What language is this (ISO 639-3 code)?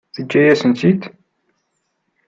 kab